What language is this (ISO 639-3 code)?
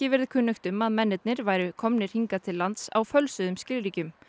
isl